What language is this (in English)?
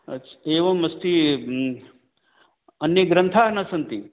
Sanskrit